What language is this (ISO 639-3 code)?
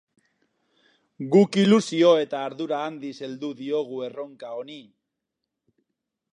eus